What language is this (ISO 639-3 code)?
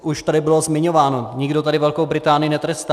ces